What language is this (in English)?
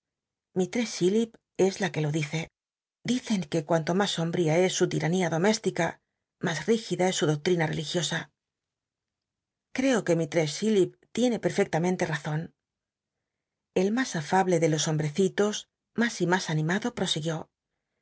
Spanish